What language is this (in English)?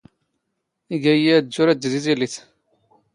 Standard Moroccan Tamazight